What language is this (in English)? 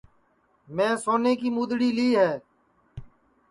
Sansi